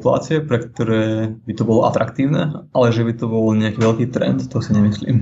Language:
Slovak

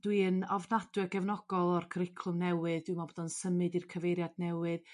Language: Welsh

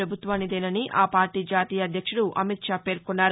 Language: Telugu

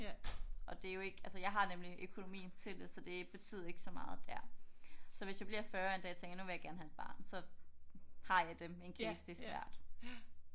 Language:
Danish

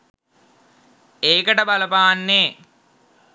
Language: Sinhala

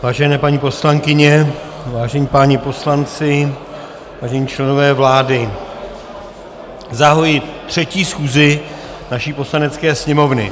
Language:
Czech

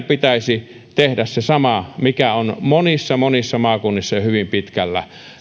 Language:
Finnish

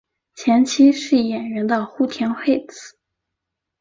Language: Chinese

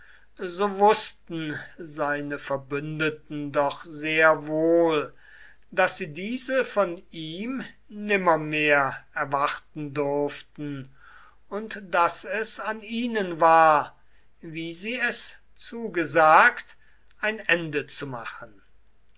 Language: German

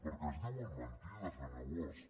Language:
Catalan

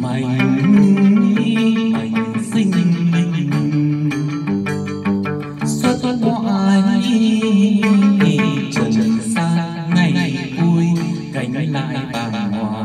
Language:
Vietnamese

